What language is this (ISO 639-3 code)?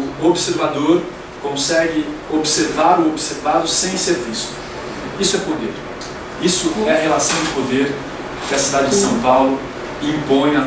por